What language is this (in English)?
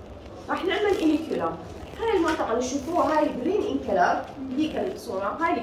Arabic